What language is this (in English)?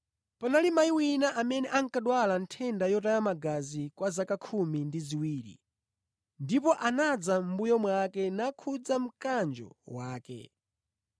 Nyanja